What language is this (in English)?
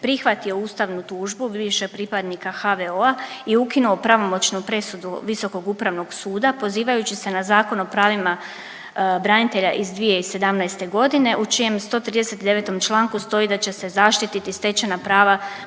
Croatian